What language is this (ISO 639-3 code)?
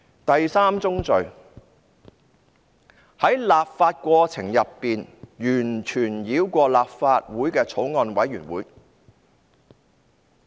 yue